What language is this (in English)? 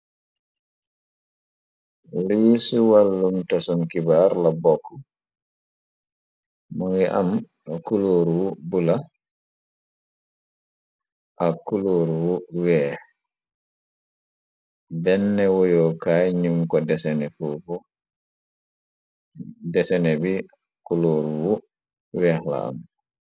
Wolof